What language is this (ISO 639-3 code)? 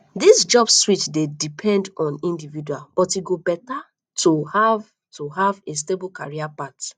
pcm